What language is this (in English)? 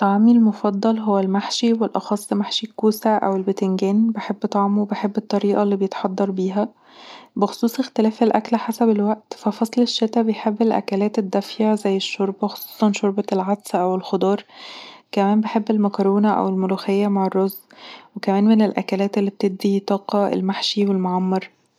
Egyptian Arabic